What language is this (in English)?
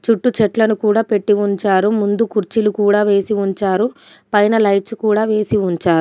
Telugu